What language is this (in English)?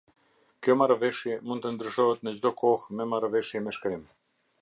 Albanian